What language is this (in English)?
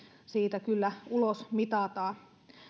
Finnish